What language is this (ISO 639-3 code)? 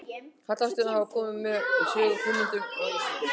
isl